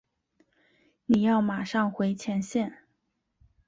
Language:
Chinese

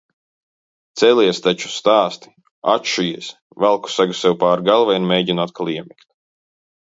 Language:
Latvian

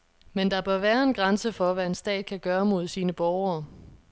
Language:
Danish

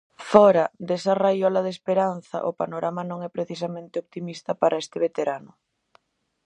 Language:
Galician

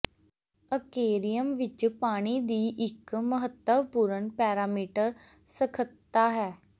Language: Punjabi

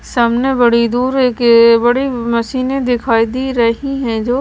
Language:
Hindi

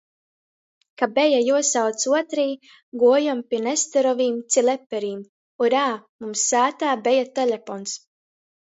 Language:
Latgalian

